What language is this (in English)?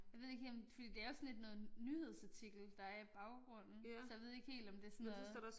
Danish